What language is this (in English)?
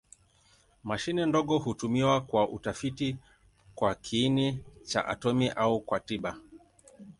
Swahili